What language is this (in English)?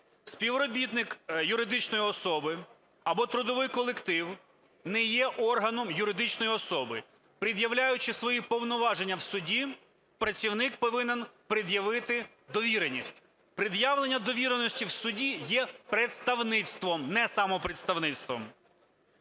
Ukrainian